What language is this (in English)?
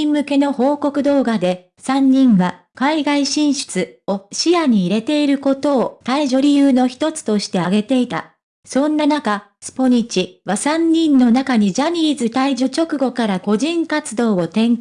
Japanese